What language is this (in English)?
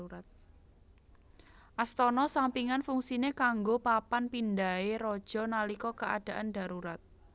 Javanese